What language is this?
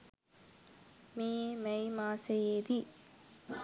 Sinhala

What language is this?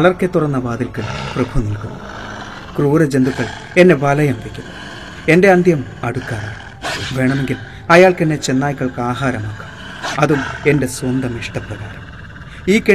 Malayalam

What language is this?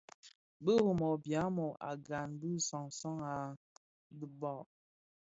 Bafia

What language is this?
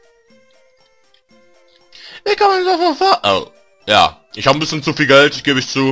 German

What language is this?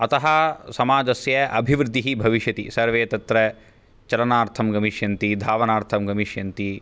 Sanskrit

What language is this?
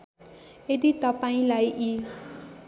Nepali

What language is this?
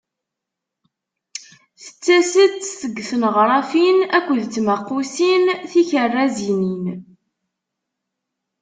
Kabyle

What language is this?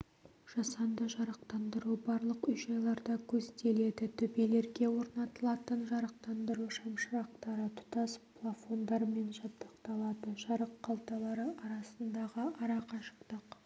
Kazakh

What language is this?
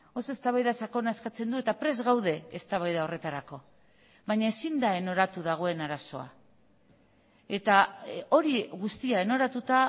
Basque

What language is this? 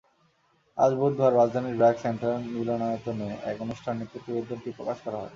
Bangla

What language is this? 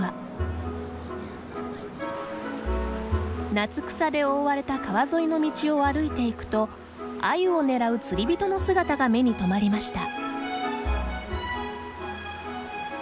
Japanese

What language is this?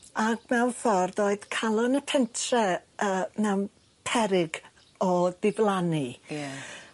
Welsh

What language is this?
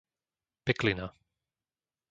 Slovak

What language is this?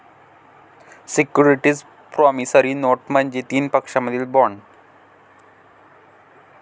Marathi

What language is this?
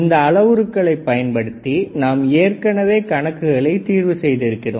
Tamil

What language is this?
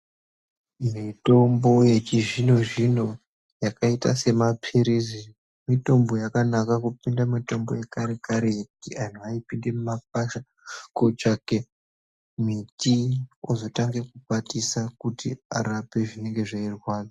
Ndau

